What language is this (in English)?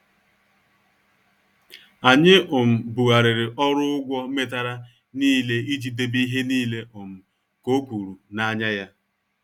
Igbo